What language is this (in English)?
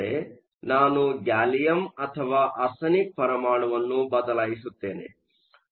Kannada